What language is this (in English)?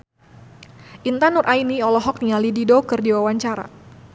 Sundanese